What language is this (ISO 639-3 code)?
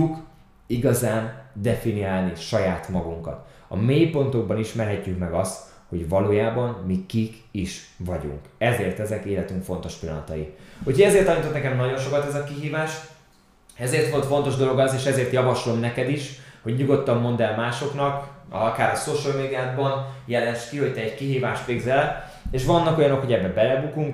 hun